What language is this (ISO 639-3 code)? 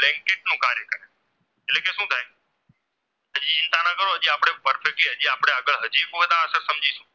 guj